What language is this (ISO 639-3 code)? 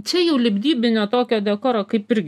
lit